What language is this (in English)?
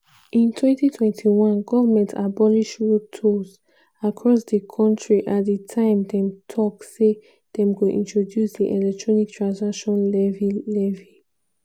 Nigerian Pidgin